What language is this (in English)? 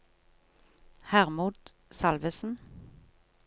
Norwegian